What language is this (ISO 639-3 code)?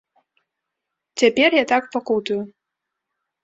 bel